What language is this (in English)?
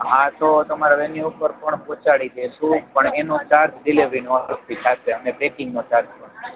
Gujarati